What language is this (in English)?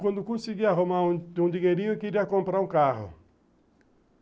Portuguese